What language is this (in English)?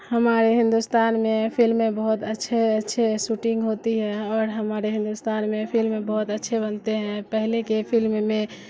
Urdu